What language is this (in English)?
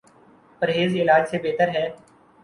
Urdu